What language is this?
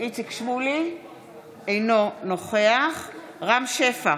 Hebrew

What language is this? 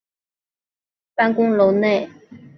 Chinese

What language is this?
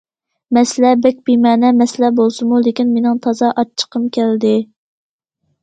Uyghur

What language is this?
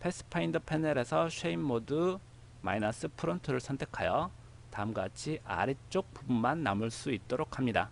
Korean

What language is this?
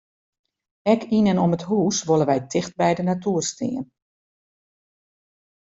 Western Frisian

